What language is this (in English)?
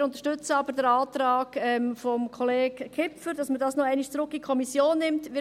Swiss German